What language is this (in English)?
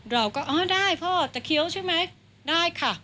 Thai